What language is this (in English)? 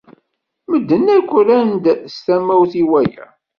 Kabyle